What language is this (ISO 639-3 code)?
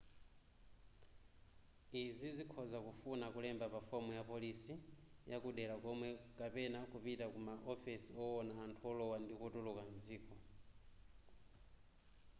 nya